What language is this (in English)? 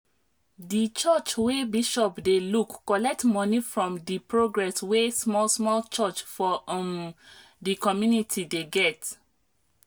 Nigerian Pidgin